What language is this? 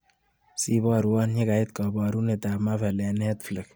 Kalenjin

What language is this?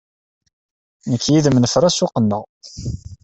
Kabyle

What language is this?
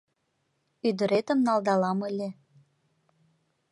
Mari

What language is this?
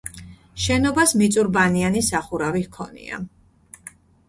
Georgian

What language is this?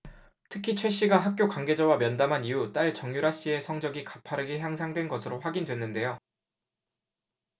Korean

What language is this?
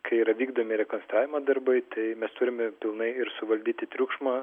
Lithuanian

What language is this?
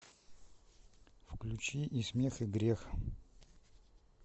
Russian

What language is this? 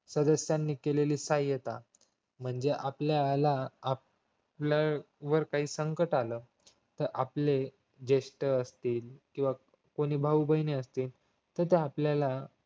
Marathi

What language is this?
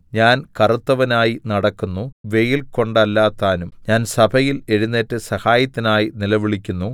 Malayalam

